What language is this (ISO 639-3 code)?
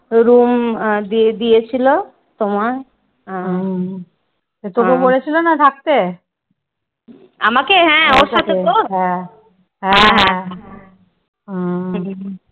ben